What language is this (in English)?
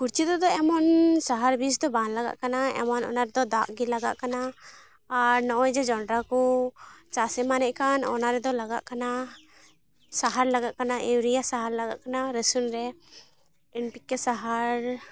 Santali